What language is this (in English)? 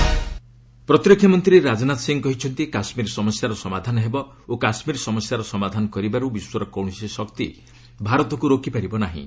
Odia